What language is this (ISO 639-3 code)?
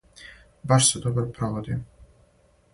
srp